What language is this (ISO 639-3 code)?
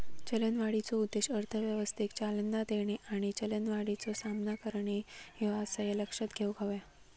mar